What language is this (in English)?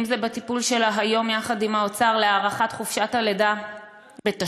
Hebrew